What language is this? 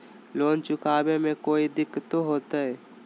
Magahi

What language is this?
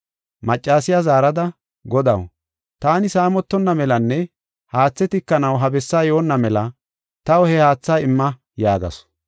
Gofa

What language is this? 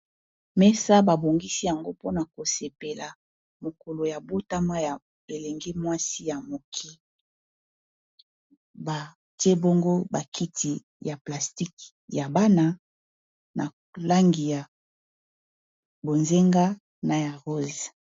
Lingala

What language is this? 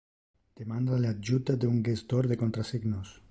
Interlingua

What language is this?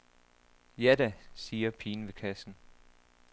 Danish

